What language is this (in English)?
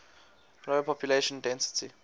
English